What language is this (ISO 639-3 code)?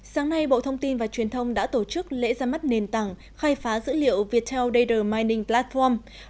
vie